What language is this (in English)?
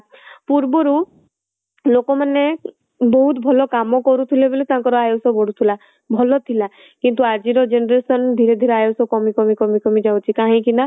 Odia